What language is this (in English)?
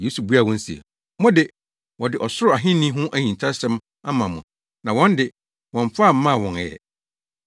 Akan